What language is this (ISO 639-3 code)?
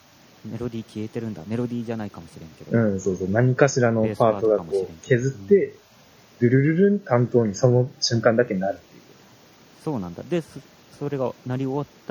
jpn